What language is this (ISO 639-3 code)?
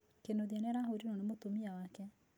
kik